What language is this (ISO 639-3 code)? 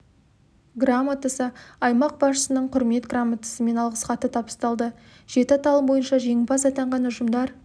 kaz